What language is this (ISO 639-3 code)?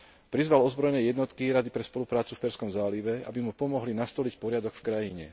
slk